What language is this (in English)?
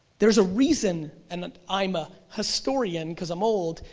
English